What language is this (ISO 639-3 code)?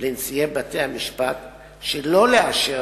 heb